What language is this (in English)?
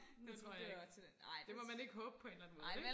Danish